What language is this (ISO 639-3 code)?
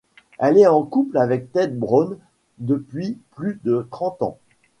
fra